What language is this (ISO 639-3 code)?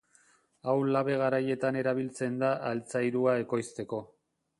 eus